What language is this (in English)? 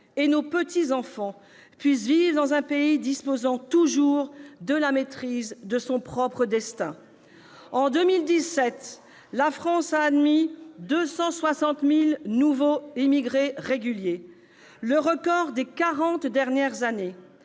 French